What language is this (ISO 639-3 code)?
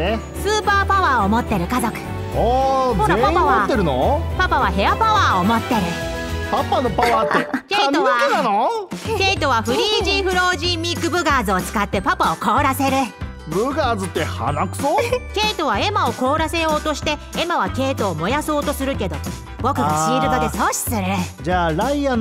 jpn